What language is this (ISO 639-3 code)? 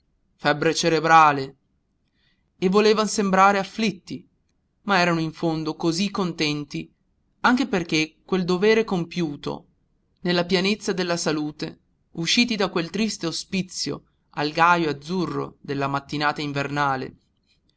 ita